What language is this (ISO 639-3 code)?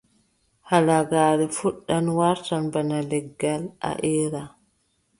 fub